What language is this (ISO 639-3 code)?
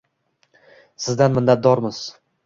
uzb